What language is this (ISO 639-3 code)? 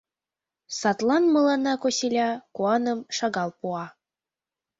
chm